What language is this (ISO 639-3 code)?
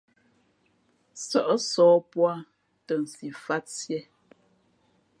fmp